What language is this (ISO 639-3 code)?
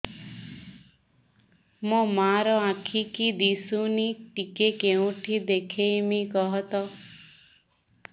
ori